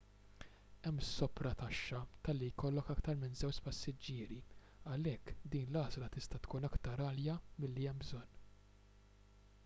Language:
Maltese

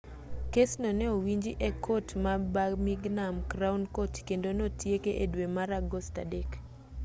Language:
Luo (Kenya and Tanzania)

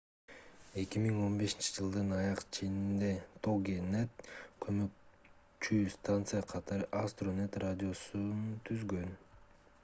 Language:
Kyrgyz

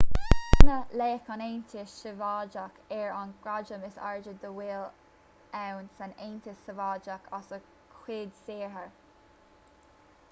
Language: Irish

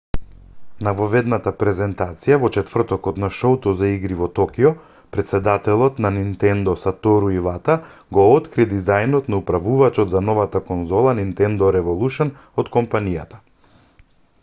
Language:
Macedonian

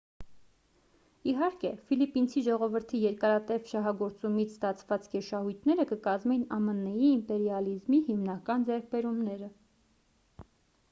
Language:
Armenian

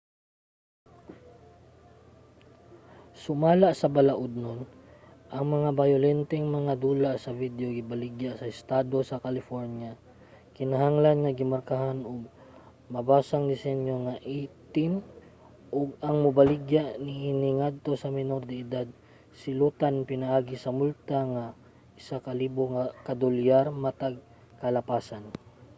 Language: Cebuano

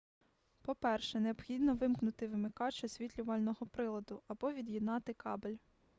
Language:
Ukrainian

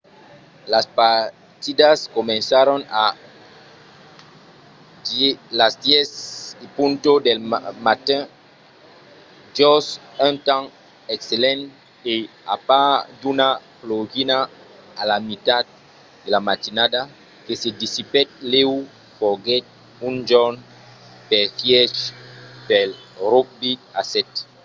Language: Occitan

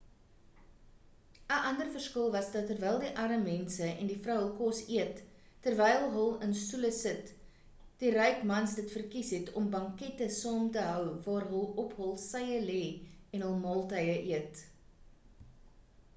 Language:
Afrikaans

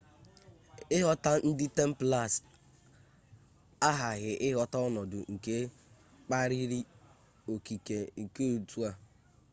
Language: Igbo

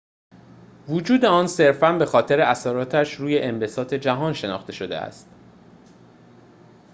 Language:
Persian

